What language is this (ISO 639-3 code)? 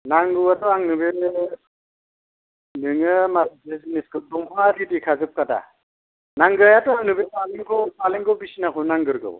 brx